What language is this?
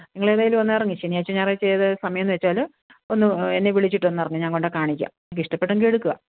Malayalam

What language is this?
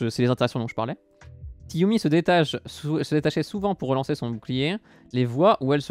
French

